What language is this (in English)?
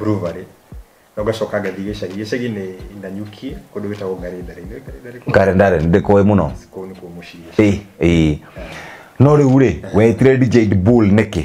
Swahili